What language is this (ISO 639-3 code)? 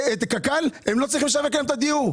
heb